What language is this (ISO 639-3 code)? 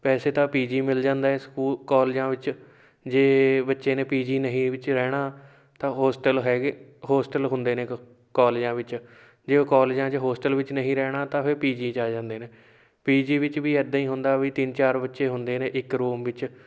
pan